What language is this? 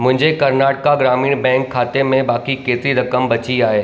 Sindhi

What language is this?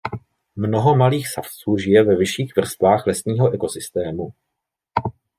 Czech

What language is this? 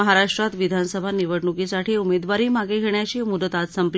Marathi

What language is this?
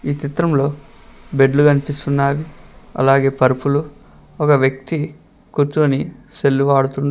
Telugu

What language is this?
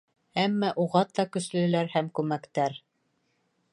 Bashkir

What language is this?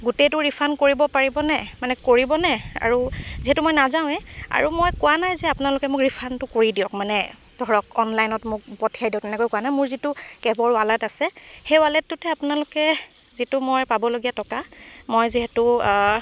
Assamese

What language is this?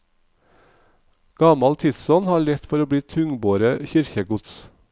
Norwegian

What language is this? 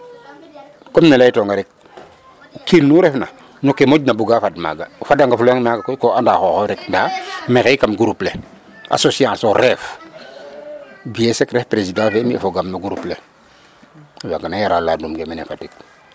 Serer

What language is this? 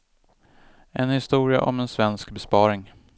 Swedish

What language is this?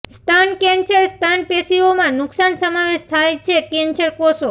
Gujarati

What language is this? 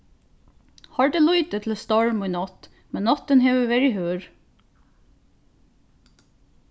Faroese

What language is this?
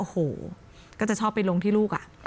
Thai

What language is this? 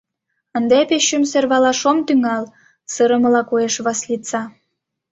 Mari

